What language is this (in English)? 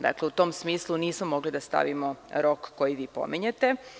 Serbian